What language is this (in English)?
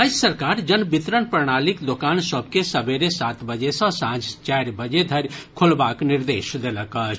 Maithili